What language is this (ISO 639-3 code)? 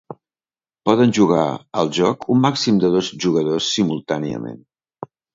cat